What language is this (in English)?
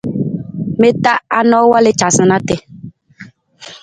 Nawdm